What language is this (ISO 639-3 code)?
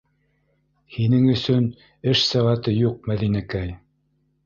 bak